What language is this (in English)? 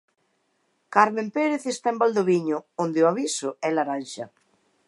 Galician